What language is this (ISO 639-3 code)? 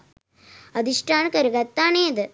sin